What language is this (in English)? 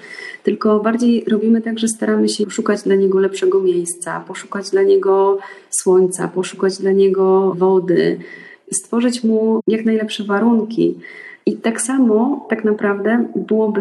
Polish